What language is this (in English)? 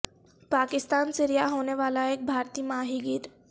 Urdu